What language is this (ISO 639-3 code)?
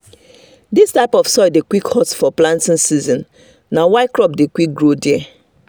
pcm